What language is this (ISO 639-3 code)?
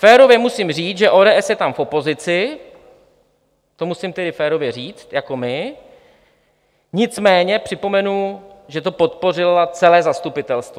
ces